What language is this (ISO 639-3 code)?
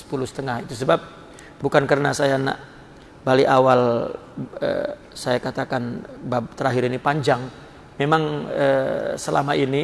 ind